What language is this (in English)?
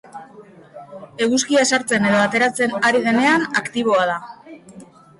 Basque